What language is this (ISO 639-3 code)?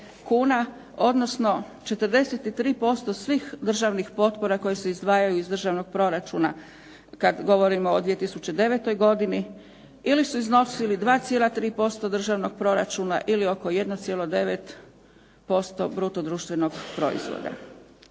hrv